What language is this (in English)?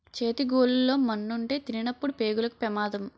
Telugu